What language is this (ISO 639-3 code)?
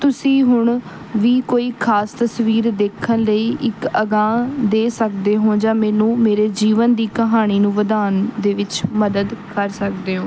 pan